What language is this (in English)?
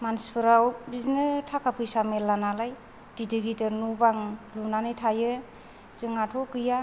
Bodo